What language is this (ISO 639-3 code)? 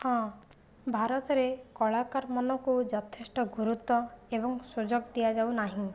ori